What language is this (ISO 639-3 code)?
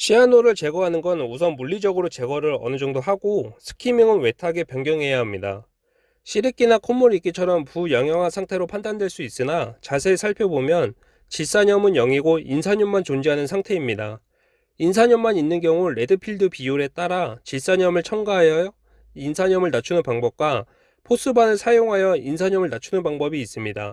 kor